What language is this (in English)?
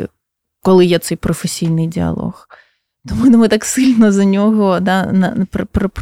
Ukrainian